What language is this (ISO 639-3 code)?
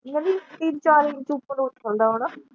pan